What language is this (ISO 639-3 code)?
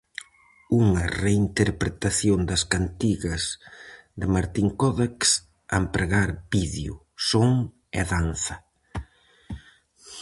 glg